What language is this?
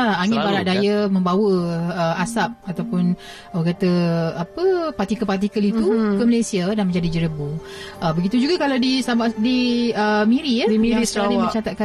Malay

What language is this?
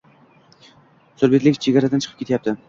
Uzbek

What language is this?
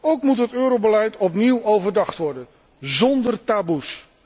Dutch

